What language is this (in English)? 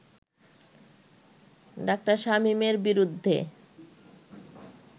Bangla